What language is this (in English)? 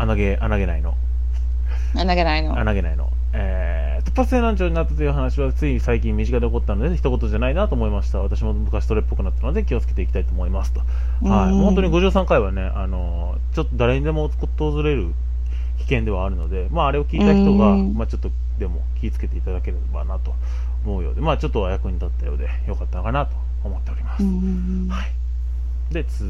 Japanese